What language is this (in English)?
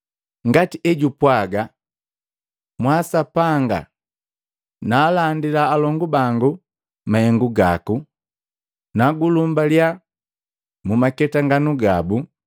Matengo